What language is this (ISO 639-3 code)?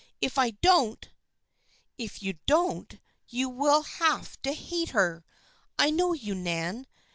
eng